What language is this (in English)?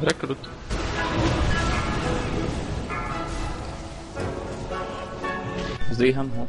Czech